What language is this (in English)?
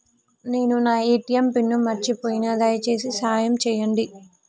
Telugu